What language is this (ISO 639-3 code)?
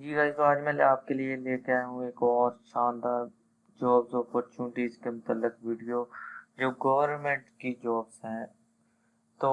urd